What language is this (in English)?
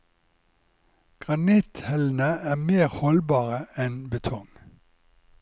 Norwegian